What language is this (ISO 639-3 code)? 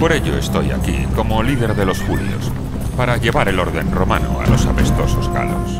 spa